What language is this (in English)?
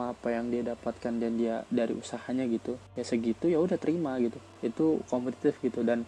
Indonesian